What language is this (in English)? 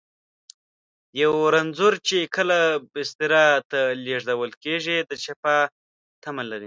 Pashto